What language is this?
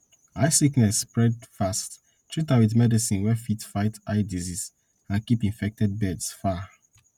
Nigerian Pidgin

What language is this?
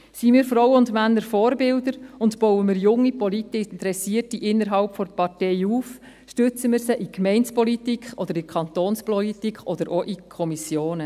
Swiss German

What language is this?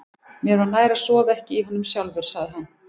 Icelandic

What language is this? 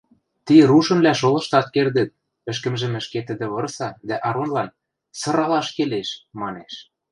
Western Mari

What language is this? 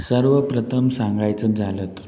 Marathi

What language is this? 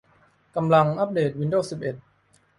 Thai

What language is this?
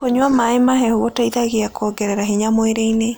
Kikuyu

